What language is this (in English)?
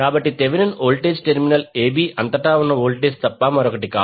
Telugu